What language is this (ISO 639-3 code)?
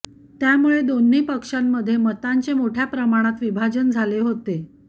mar